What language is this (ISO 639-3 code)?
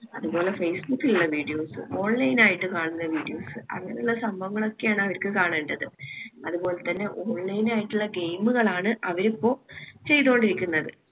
mal